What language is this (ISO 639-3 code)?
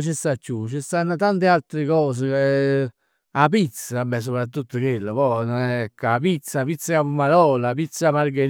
nap